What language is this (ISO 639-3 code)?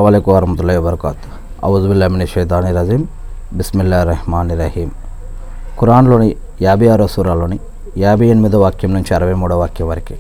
tel